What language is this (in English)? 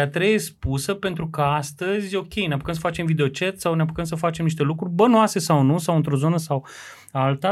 Romanian